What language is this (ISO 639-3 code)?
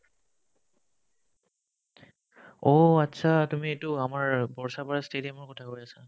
asm